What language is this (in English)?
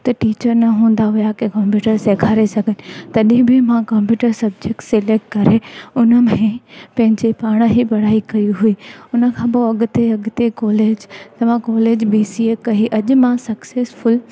Sindhi